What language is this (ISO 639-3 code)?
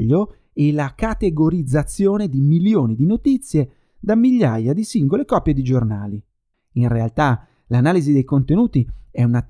ita